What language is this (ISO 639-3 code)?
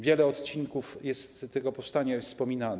pol